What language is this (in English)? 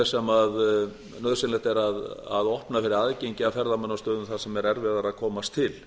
Icelandic